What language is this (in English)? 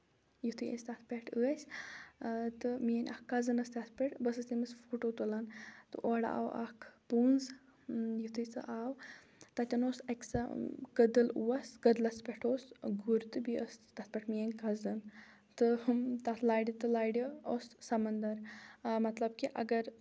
Kashmiri